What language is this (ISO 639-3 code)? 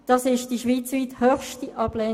gsw